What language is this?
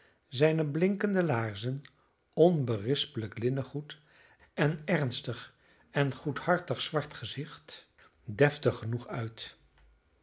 Dutch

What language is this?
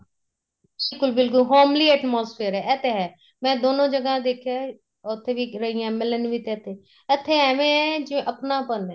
Punjabi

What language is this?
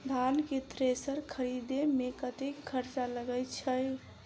Maithili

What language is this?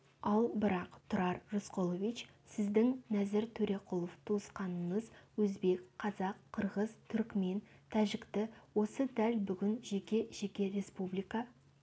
Kazakh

